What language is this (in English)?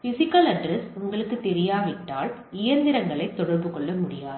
Tamil